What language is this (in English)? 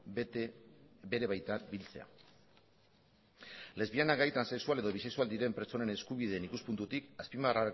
Basque